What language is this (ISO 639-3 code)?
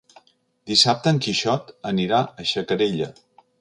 cat